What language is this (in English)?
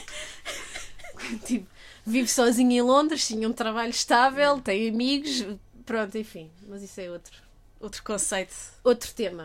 Portuguese